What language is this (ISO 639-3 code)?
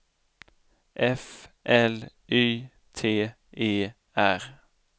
swe